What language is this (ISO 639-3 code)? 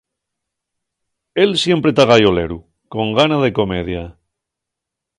ast